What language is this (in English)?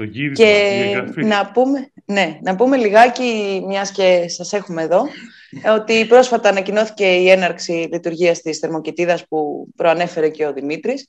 Greek